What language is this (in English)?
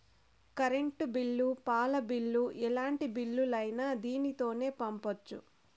Telugu